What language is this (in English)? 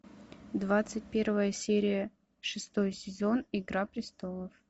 Russian